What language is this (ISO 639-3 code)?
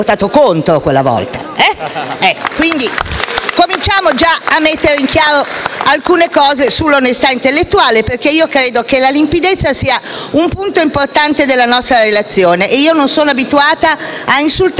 ita